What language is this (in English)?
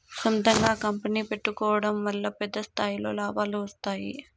Telugu